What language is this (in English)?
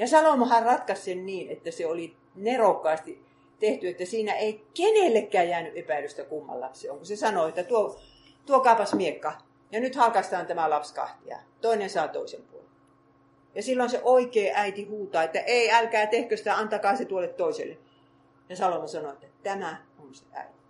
Finnish